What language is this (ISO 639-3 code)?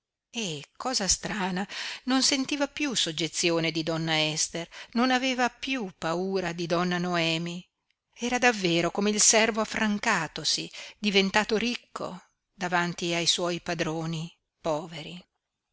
ita